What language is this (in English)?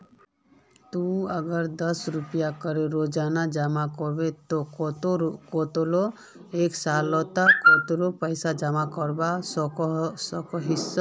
Magahi